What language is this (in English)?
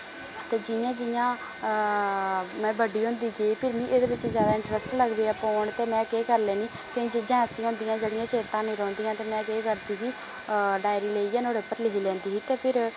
Dogri